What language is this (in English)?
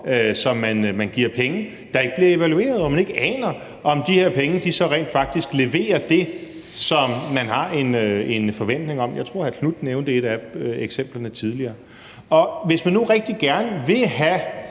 Danish